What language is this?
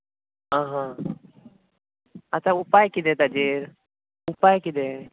Konkani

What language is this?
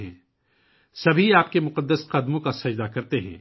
Urdu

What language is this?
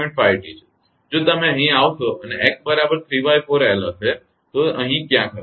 Gujarati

